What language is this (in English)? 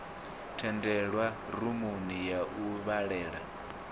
Venda